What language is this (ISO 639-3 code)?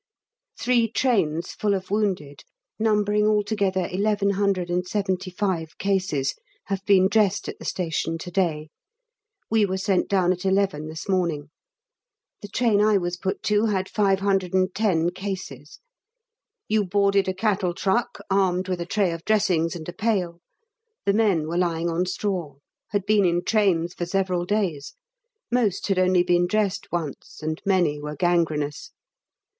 eng